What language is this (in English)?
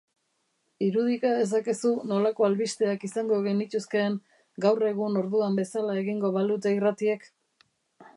Basque